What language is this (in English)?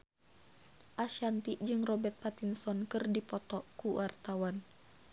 Sundanese